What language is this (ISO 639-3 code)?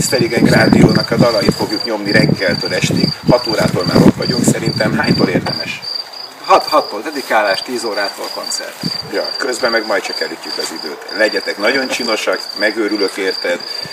hun